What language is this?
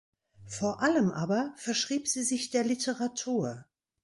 German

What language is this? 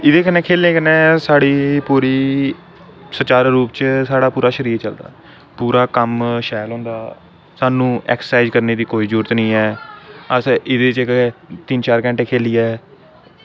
Dogri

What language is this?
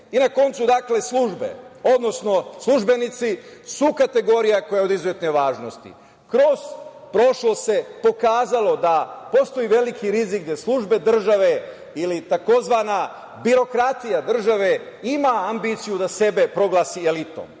Serbian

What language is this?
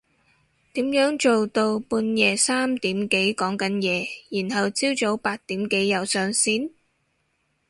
Cantonese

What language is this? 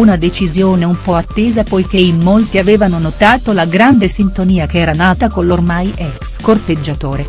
Italian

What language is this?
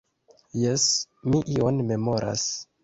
Esperanto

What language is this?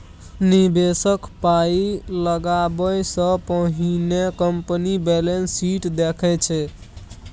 Maithili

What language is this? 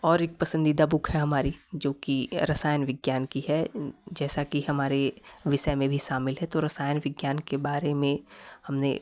Hindi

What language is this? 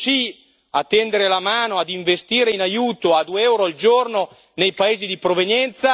Italian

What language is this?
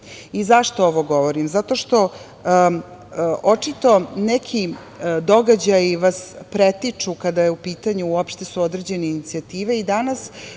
Serbian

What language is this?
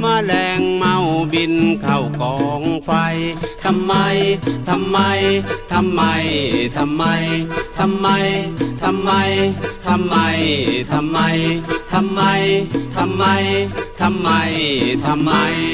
Thai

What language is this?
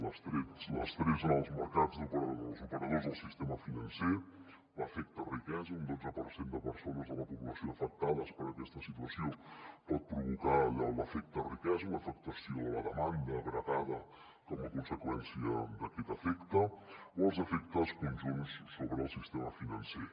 Catalan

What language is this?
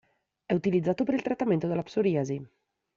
Italian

